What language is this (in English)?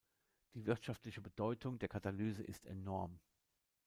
German